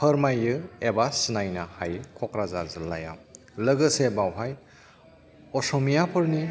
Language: Bodo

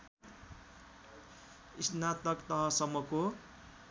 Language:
Nepali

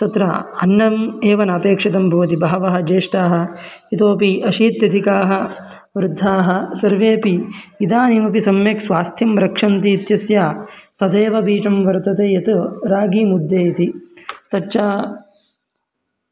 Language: Sanskrit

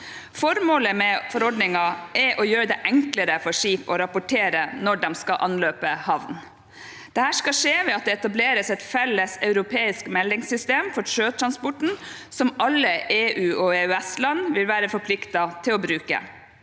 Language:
Norwegian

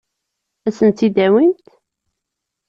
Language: Kabyle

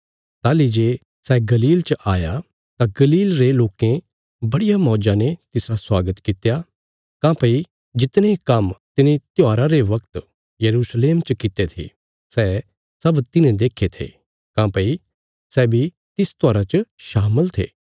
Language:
Bilaspuri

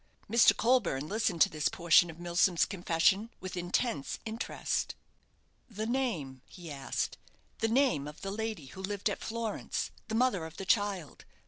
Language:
English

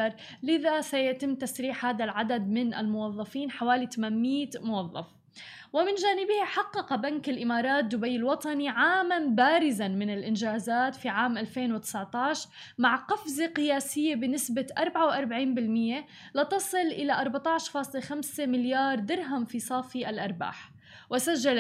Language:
Arabic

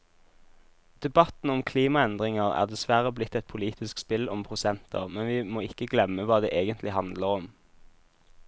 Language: Norwegian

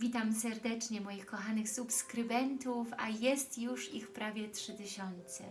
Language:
Polish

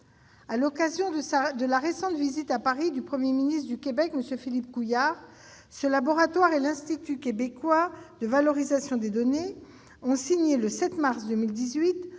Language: French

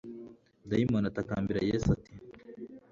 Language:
Kinyarwanda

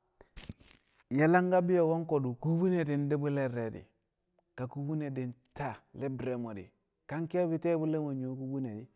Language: Kamo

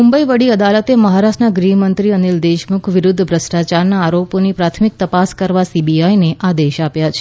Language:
Gujarati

